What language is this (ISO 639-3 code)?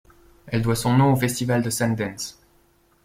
fra